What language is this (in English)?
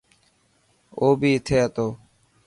Dhatki